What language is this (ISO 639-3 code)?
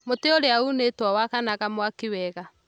kik